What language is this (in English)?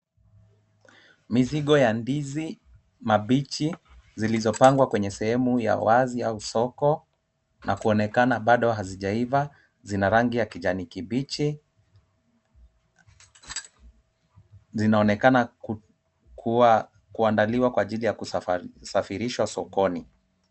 Swahili